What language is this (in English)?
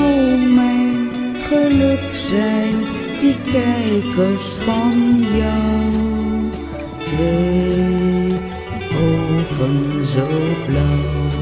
Dutch